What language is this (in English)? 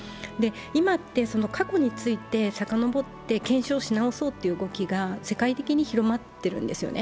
Japanese